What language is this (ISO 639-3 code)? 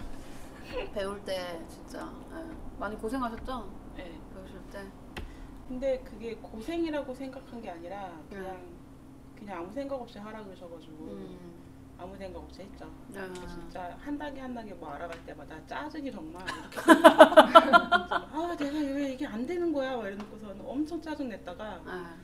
kor